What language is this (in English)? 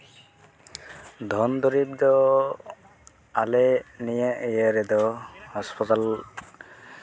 Santali